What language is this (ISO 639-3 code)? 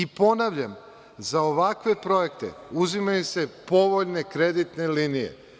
srp